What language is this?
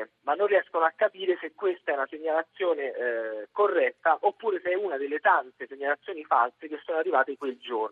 Italian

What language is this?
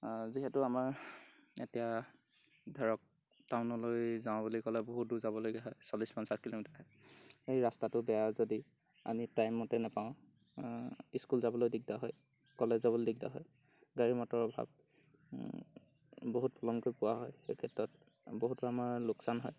Assamese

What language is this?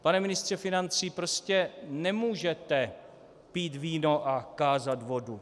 Czech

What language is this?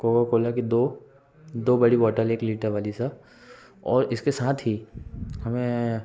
Hindi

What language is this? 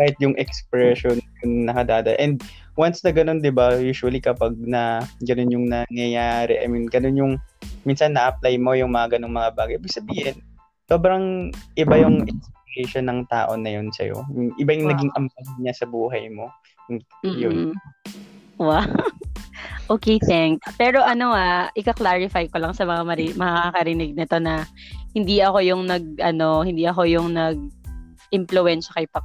Filipino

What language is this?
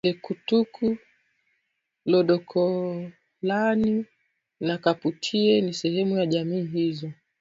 Swahili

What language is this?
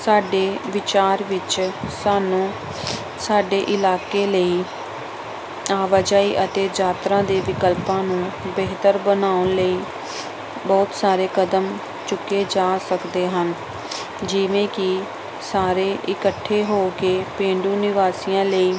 Punjabi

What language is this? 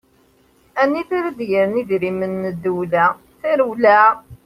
Kabyle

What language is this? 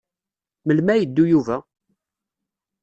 Kabyle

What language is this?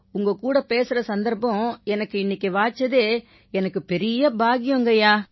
Tamil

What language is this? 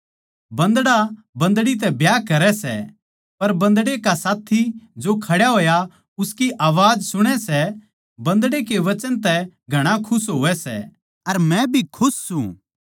Haryanvi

